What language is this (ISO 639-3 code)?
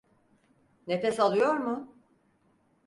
tur